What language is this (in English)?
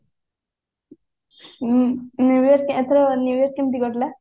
Odia